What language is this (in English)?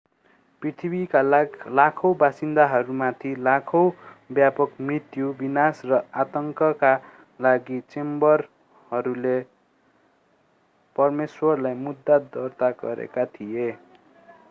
Nepali